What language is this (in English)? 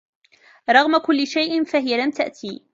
Arabic